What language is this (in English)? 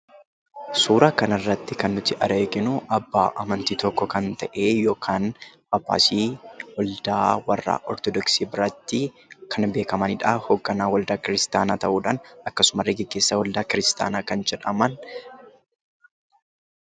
Oromo